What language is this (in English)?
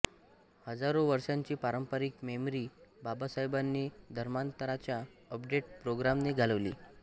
Marathi